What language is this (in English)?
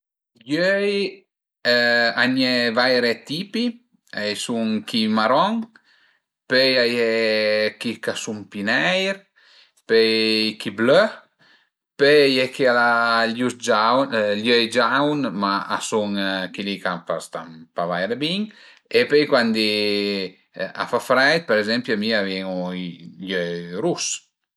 Piedmontese